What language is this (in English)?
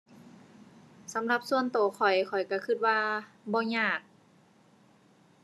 Thai